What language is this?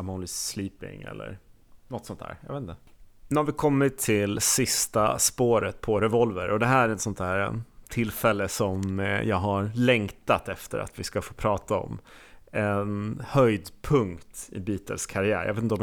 Swedish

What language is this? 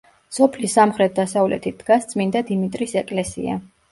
Georgian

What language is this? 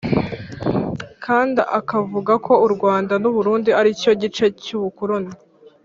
Kinyarwanda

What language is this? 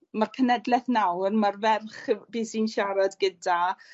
Welsh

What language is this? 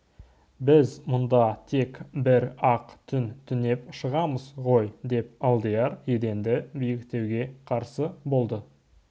Kazakh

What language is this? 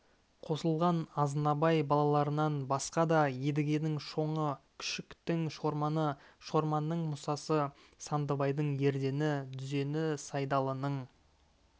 Kazakh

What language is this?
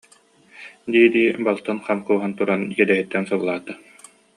Yakut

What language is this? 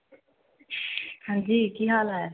Punjabi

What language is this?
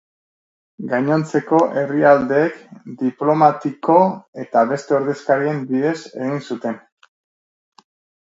Basque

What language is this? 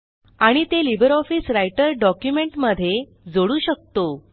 Marathi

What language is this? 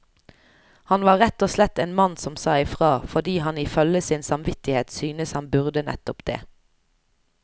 Norwegian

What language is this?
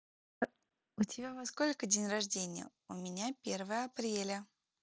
Russian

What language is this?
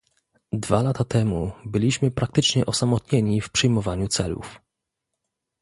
Polish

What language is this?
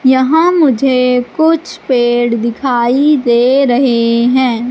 Hindi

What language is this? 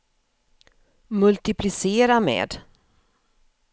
Swedish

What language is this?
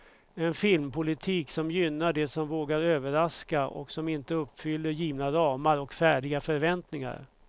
Swedish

